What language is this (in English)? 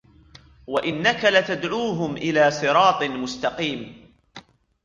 Arabic